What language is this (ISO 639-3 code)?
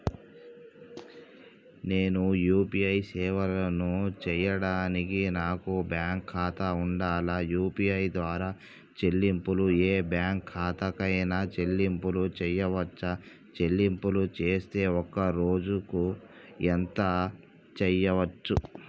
tel